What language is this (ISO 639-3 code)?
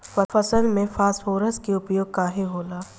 bho